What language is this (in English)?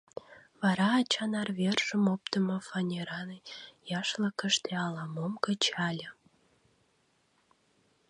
Mari